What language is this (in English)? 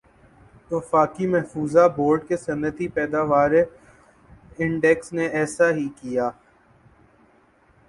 Urdu